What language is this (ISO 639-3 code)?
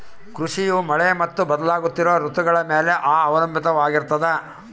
kan